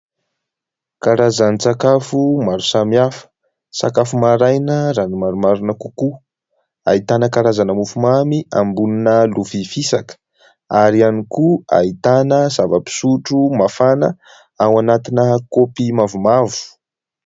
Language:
Malagasy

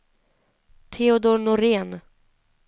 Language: Swedish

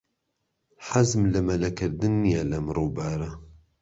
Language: Central Kurdish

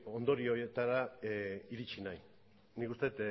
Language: Basque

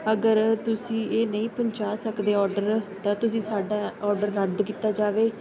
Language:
Punjabi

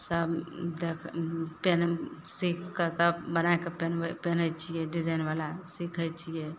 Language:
Maithili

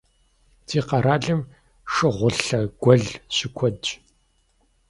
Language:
Kabardian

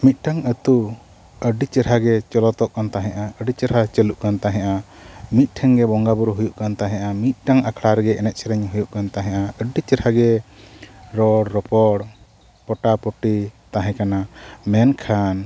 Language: Santali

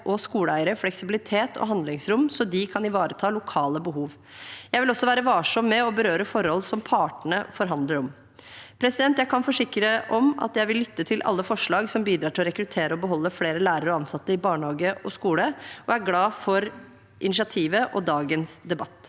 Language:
Norwegian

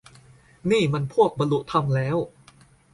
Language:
Thai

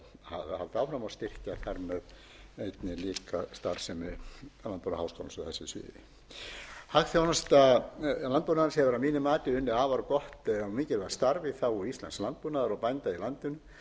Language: Icelandic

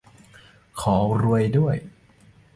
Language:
Thai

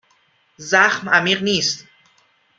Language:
Persian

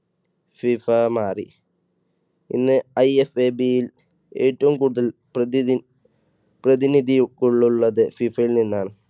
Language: Malayalam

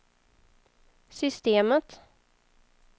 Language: Swedish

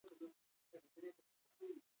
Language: Basque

